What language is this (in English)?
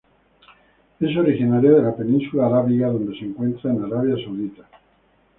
Spanish